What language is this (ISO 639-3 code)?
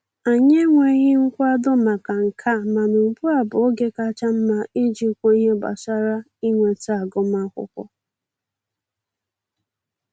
ibo